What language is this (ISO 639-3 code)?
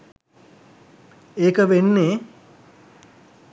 sin